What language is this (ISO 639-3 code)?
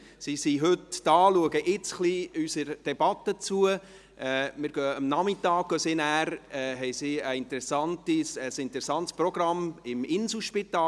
gsw